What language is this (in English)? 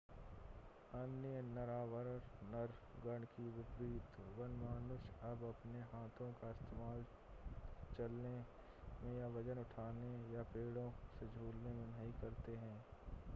Hindi